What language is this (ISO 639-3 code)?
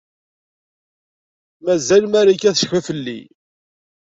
kab